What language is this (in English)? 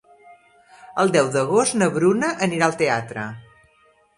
Catalan